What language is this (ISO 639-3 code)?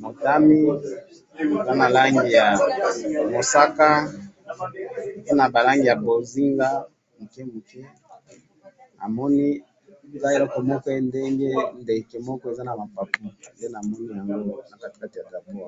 lin